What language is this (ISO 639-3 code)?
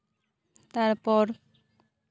sat